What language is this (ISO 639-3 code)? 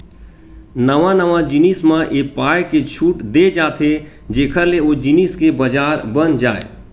hne